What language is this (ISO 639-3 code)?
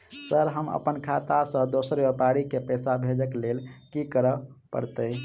mai